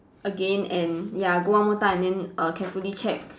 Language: English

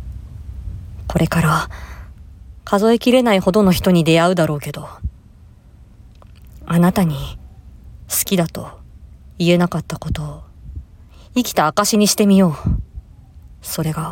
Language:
Japanese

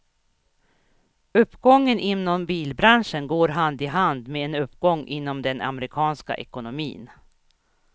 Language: Swedish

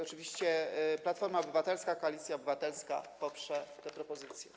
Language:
Polish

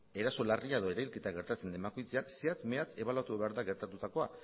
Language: Basque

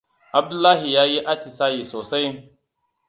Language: Hausa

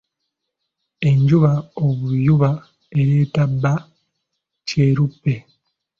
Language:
Ganda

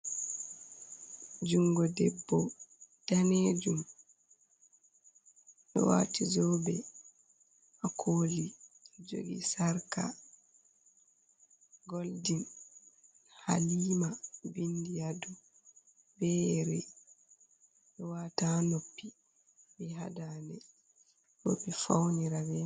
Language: Fula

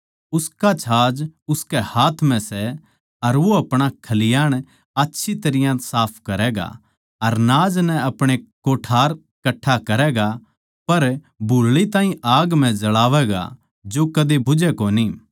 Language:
Haryanvi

